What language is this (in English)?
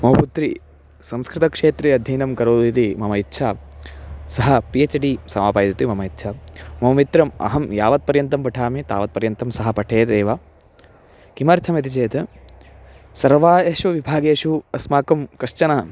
Sanskrit